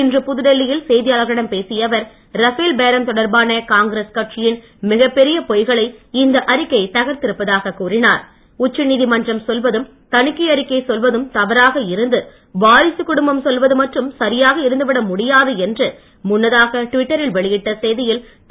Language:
Tamil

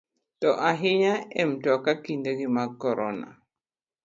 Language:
Luo (Kenya and Tanzania)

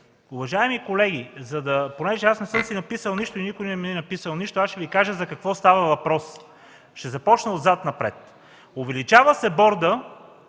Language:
Bulgarian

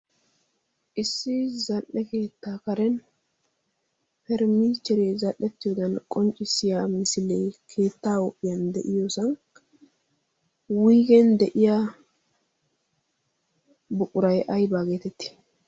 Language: Wolaytta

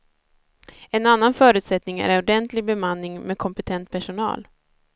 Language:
Swedish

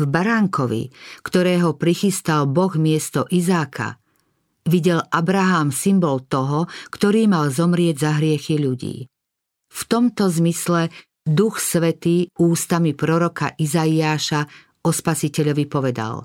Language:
Slovak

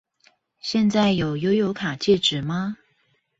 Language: Chinese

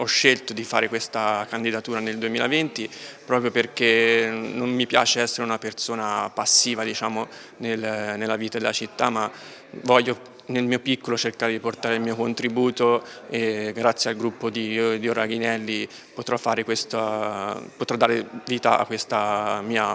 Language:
Italian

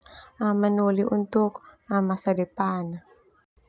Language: Termanu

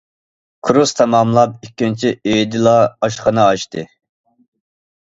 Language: Uyghur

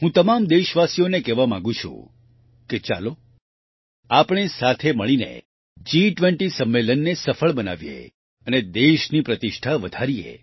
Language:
Gujarati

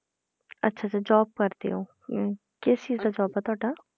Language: Punjabi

